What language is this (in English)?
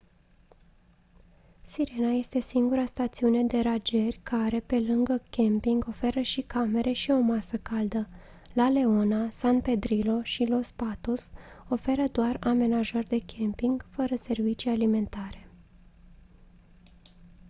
Romanian